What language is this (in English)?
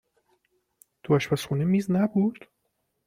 Persian